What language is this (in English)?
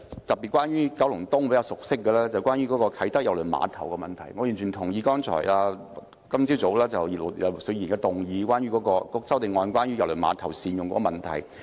Cantonese